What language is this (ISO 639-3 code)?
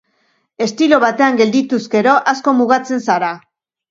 eus